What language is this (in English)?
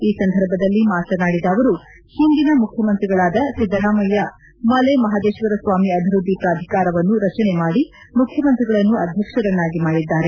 Kannada